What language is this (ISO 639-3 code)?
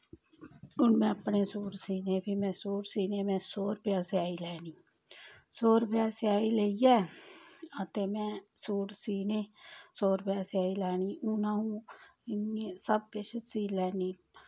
doi